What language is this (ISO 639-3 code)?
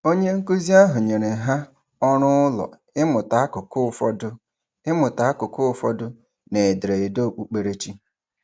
ibo